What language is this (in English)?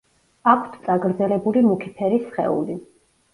Georgian